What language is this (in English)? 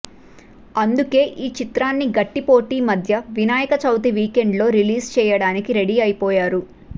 Telugu